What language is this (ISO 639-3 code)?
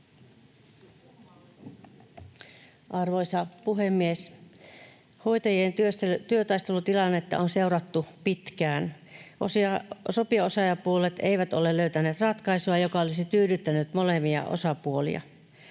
fin